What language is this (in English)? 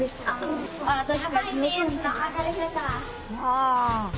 Japanese